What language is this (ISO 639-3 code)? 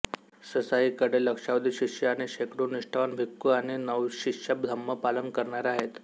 mar